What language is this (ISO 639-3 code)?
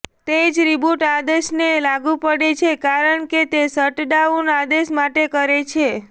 guj